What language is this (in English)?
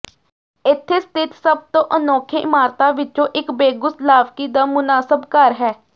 Punjabi